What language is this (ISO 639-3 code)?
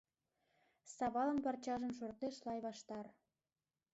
chm